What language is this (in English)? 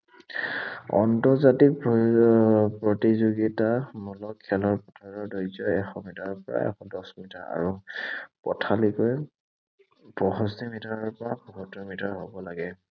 Assamese